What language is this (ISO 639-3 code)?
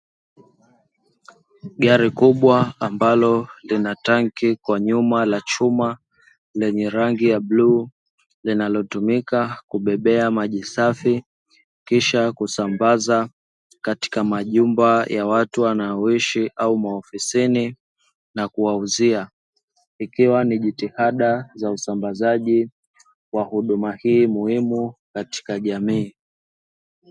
swa